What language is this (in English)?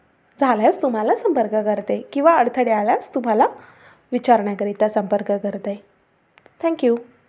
Marathi